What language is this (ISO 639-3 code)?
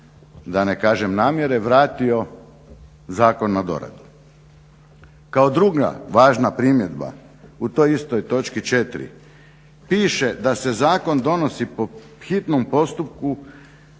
hrv